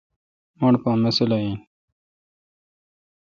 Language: Kalkoti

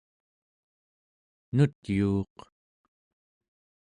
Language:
Central Yupik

